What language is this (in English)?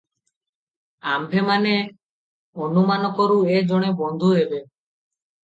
Odia